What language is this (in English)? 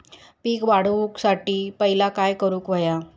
Marathi